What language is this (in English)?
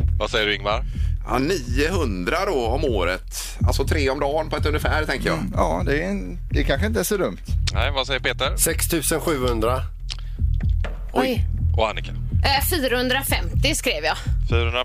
Swedish